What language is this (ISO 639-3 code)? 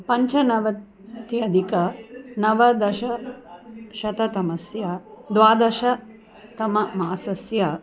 san